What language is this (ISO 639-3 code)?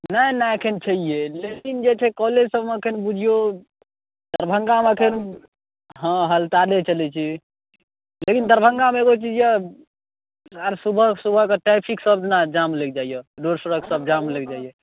mai